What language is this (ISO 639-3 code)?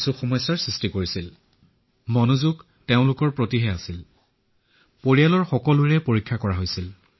asm